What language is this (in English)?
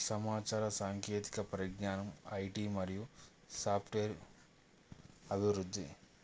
Telugu